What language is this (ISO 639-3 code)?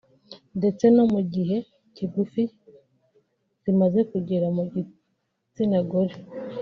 kin